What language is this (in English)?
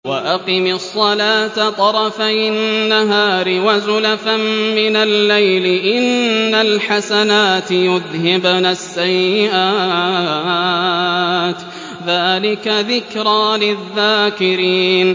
Arabic